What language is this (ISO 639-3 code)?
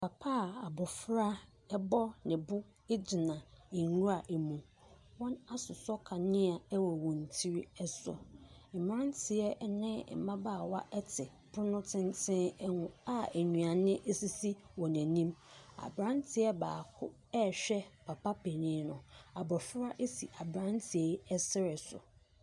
aka